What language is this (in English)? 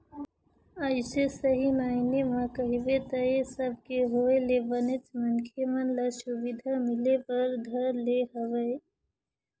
Chhattisgarhi